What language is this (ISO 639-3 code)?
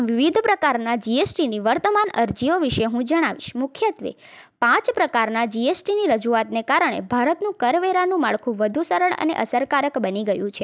guj